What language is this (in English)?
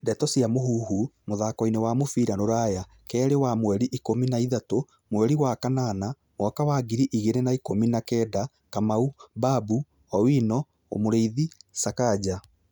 Kikuyu